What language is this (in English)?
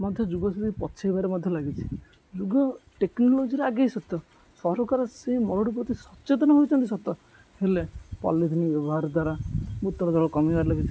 Odia